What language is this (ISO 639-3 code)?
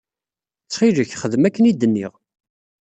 kab